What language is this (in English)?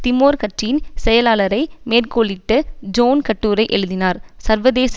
Tamil